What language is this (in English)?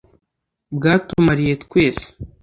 Kinyarwanda